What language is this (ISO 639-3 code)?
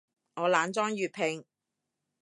yue